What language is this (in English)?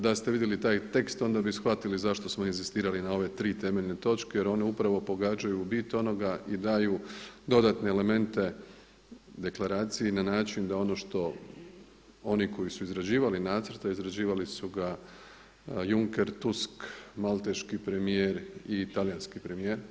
Croatian